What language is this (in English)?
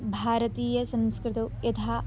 Sanskrit